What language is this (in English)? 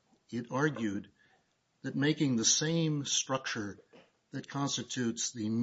English